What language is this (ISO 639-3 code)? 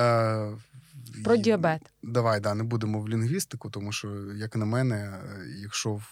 ukr